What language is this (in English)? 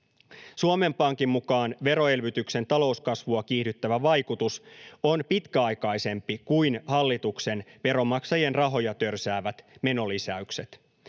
Finnish